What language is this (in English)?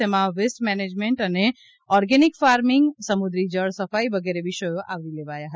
Gujarati